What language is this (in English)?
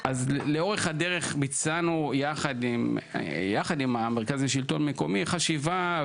Hebrew